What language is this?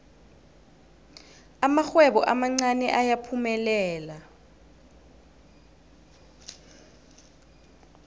South Ndebele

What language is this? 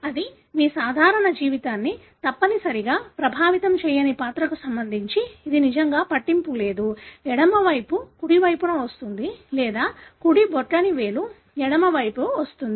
Telugu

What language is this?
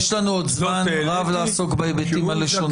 Hebrew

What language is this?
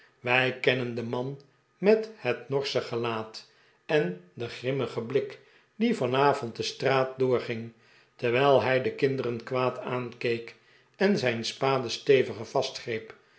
Dutch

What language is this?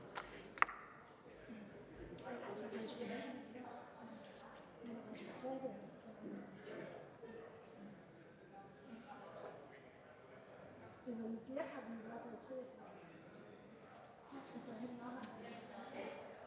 Danish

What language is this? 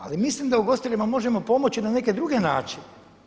Croatian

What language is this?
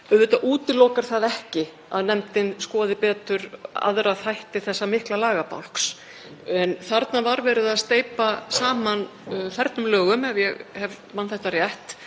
Icelandic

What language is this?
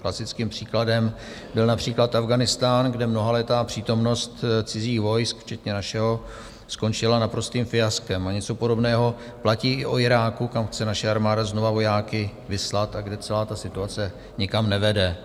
Czech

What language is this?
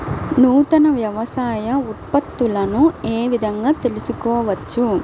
Telugu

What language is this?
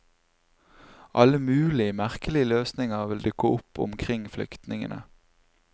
Norwegian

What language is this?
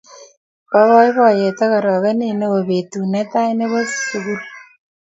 Kalenjin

